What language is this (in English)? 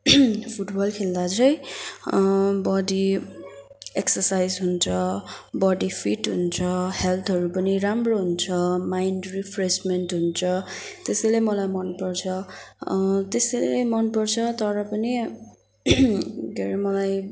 Nepali